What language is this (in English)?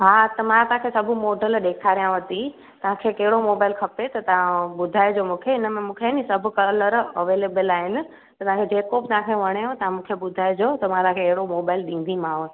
Sindhi